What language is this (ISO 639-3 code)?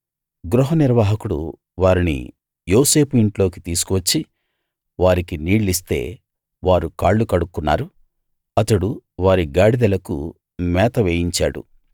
tel